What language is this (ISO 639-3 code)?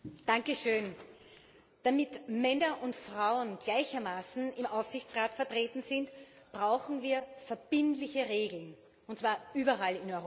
deu